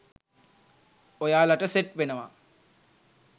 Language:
Sinhala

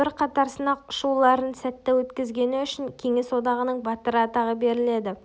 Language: Kazakh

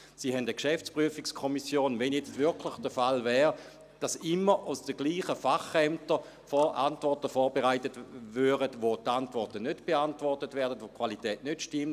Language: Swiss German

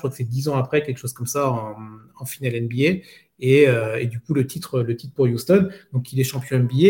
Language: French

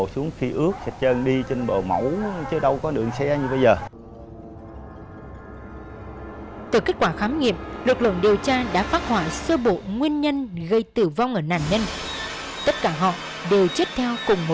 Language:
Vietnamese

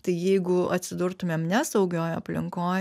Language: Lithuanian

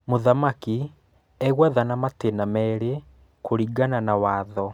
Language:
Kikuyu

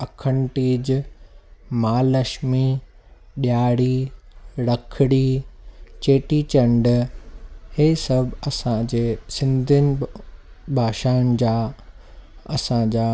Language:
Sindhi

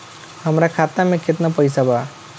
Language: Bhojpuri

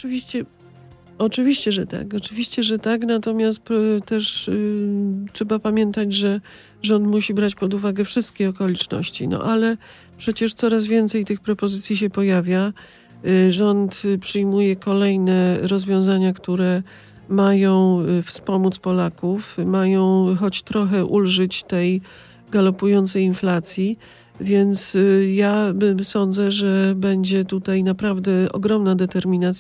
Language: Polish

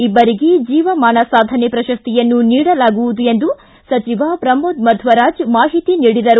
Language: Kannada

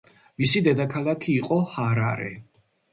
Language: Georgian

